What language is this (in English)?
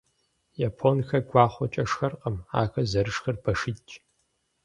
Kabardian